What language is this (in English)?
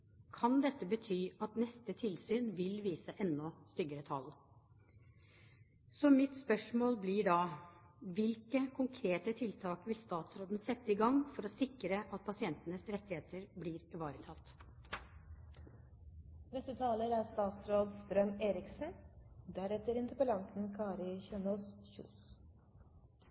Norwegian Bokmål